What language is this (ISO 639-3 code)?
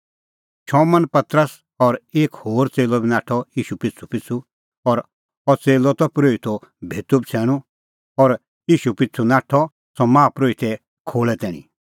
kfx